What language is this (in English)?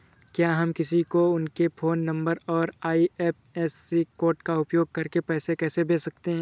Hindi